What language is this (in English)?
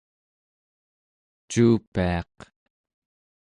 Central Yupik